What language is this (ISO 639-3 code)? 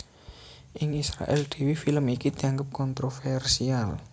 jav